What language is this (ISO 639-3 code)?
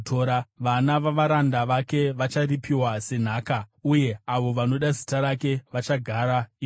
sna